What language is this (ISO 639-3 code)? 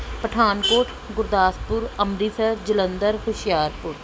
pan